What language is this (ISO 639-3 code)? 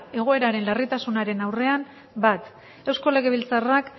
eus